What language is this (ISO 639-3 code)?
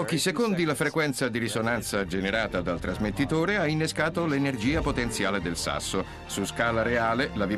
ita